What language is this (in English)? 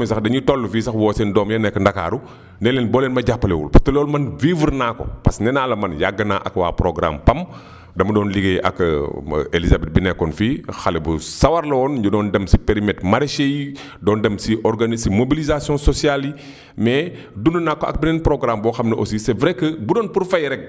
Wolof